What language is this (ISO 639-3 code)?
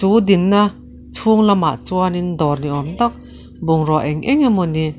lus